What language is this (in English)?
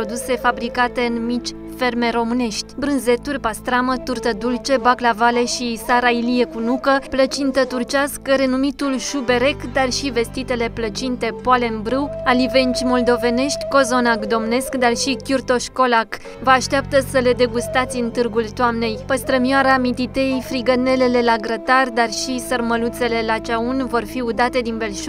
Romanian